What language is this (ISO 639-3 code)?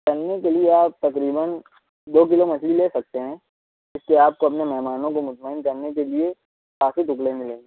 urd